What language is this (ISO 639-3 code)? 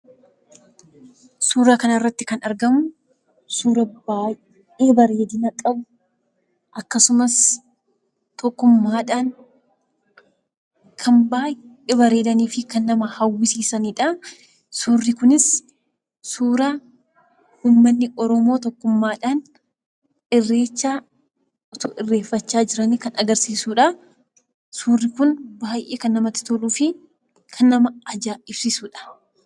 orm